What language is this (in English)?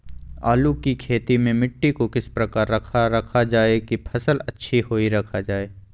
Magahi